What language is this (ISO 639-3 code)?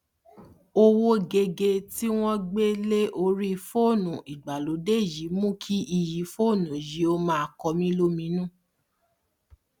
yor